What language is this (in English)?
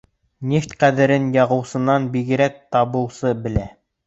Bashkir